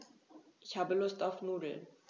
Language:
German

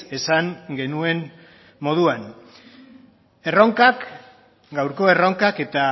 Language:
Basque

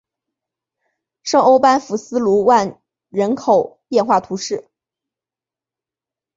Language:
Chinese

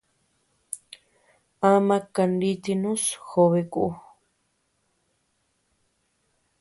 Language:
Tepeuxila Cuicatec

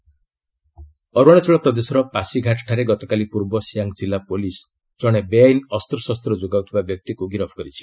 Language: Odia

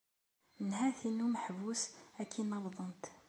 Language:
Kabyle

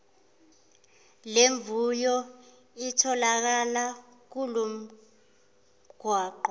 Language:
Zulu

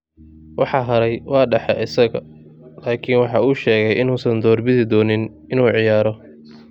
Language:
Somali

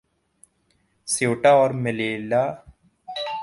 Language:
Urdu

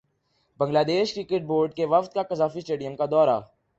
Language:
Urdu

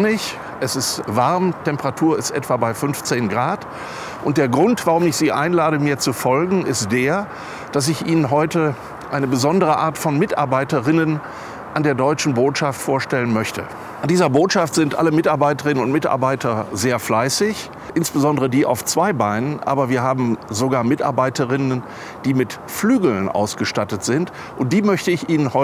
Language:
German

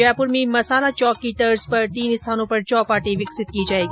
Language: Hindi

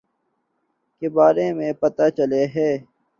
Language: Urdu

